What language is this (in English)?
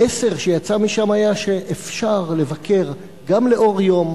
Hebrew